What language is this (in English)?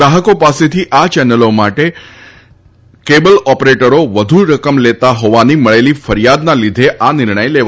Gujarati